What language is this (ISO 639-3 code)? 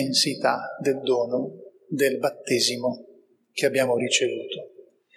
ita